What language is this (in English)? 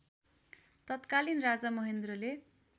Nepali